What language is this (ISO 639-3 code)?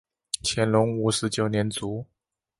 zho